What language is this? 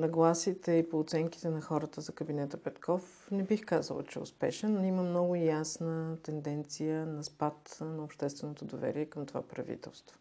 Bulgarian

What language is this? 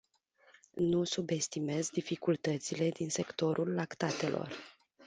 Romanian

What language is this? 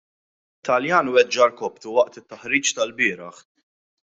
Maltese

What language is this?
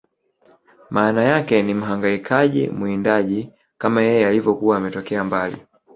Swahili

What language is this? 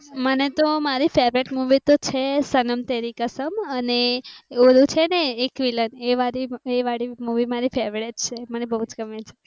Gujarati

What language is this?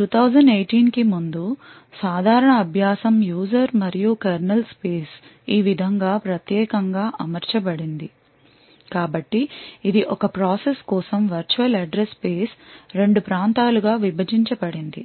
Telugu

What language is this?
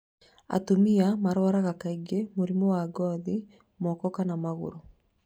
Kikuyu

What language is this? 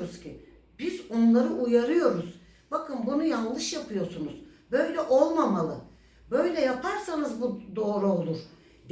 Turkish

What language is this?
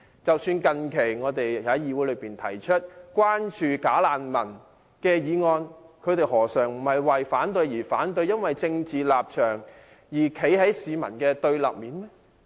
Cantonese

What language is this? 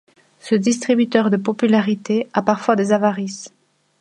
French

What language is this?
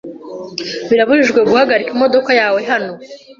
Kinyarwanda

